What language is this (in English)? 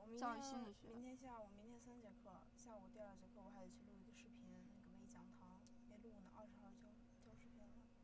Chinese